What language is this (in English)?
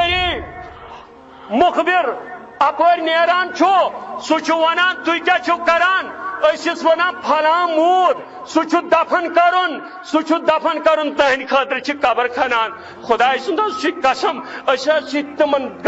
Romanian